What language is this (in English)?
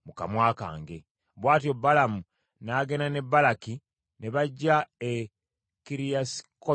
Ganda